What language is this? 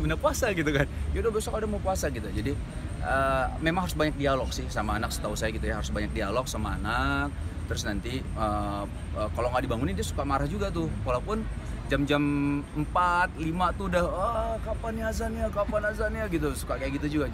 Indonesian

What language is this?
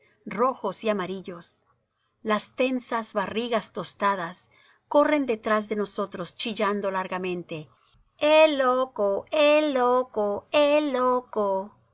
Spanish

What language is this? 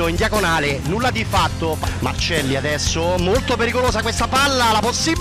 Italian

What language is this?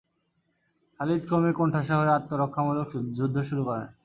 Bangla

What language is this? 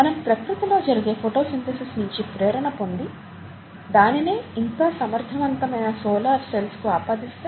Telugu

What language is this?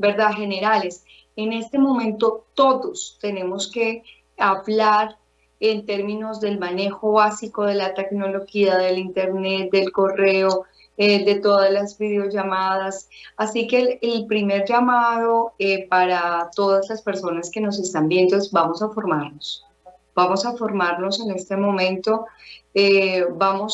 Spanish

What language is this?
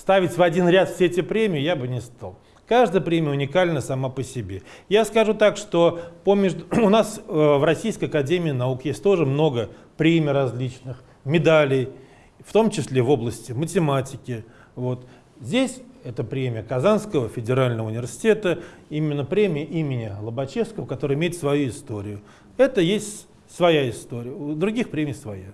Russian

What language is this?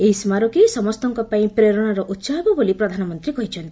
Odia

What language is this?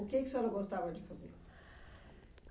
Portuguese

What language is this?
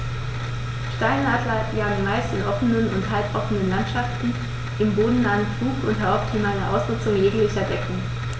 German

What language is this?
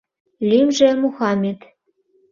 Mari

